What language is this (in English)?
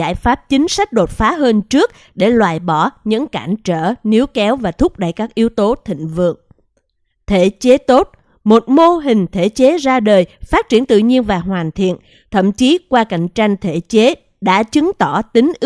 Vietnamese